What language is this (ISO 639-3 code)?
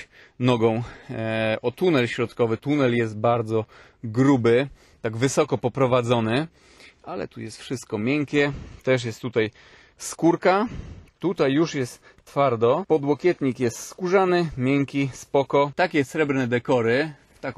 pol